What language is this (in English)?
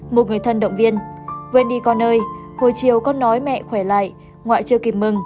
Vietnamese